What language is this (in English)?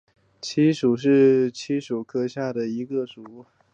Chinese